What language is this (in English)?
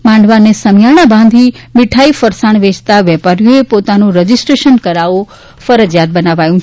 Gujarati